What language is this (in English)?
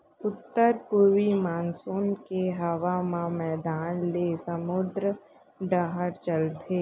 Chhattisgarhi